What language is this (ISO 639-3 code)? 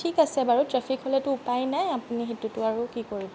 asm